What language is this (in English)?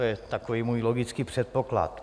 Czech